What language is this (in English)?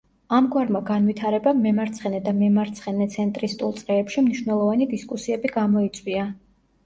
Georgian